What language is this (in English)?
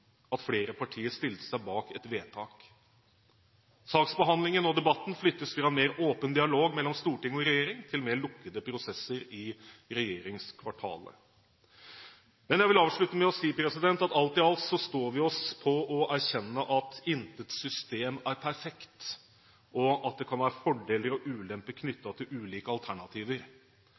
Norwegian Bokmål